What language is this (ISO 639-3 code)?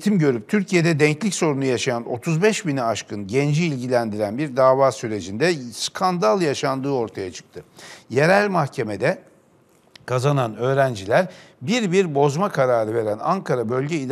tur